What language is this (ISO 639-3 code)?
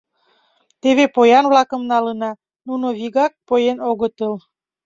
chm